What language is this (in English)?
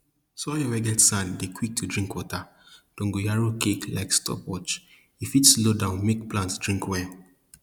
Nigerian Pidgin